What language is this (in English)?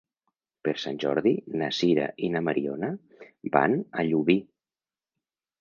Catalan